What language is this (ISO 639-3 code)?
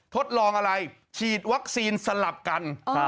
tha